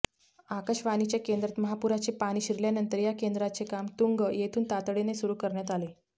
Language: Marathi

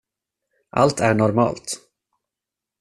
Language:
Swedish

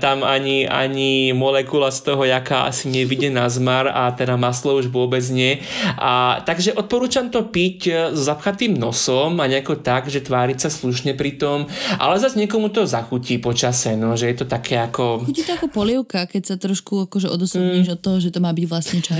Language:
Slovak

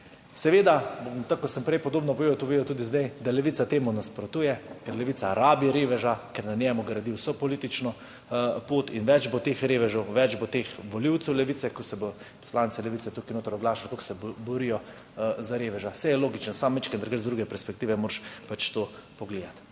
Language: Slovenian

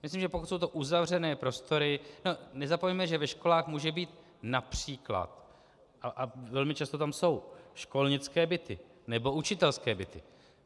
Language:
Czech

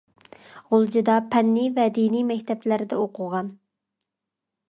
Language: Uyghur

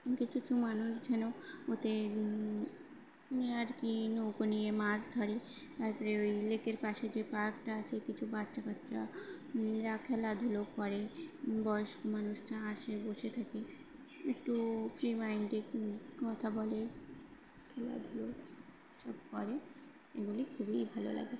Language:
Bangla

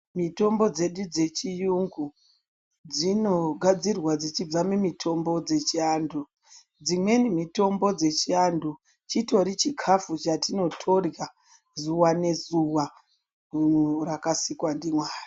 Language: Ndau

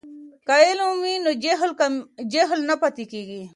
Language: Pashto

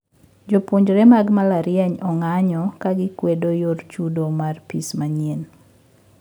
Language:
Luo (Kenya and Tanzania)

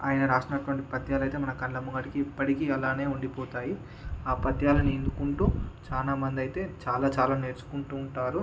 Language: Telugu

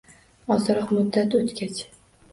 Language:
Uzbek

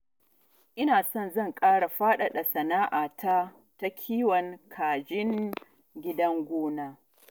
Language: Hausa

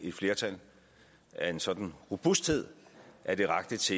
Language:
Danish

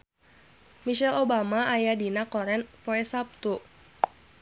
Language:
Sundanese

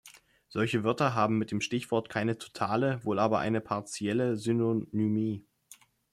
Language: German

